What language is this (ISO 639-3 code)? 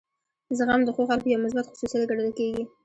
pus